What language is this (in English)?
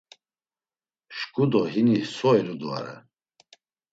Laz